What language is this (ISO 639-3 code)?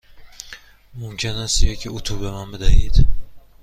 fas